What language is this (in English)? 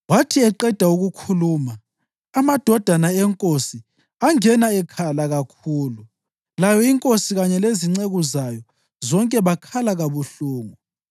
North Ndebele